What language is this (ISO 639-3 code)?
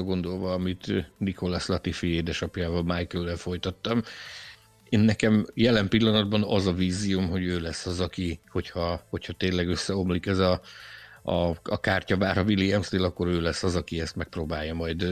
hun